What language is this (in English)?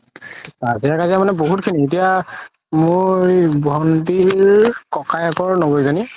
Assamese